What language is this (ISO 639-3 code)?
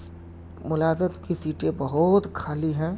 urd